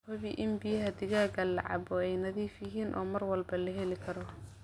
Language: Somali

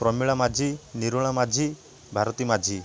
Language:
Odia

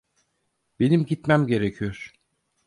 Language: Turkish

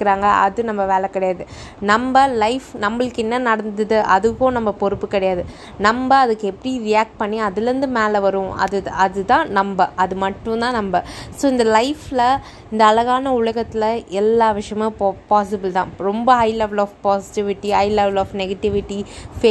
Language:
Tamil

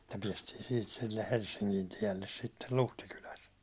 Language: Finnish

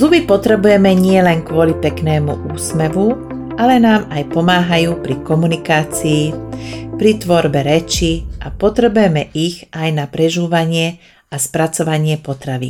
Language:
Slovak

